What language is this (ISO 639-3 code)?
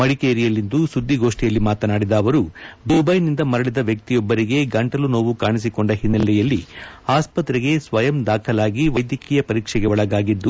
kan